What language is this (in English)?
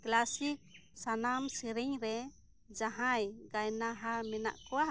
Santali